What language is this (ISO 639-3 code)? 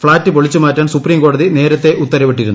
mal